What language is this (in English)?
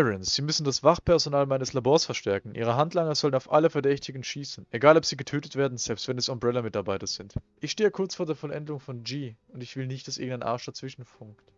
German